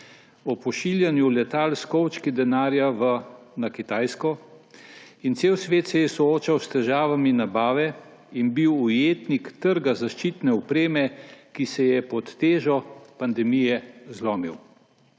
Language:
Slovenian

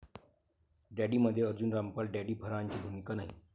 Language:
Marathi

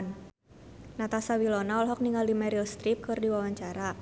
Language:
Sundanese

